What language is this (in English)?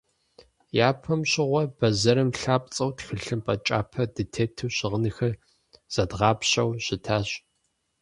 Kabardian